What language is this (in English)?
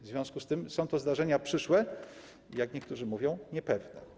Polish